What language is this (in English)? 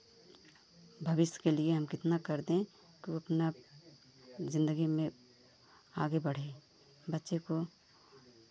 Hindi